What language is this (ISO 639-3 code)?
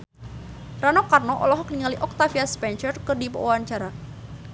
sun